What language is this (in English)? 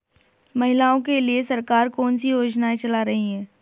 Hindi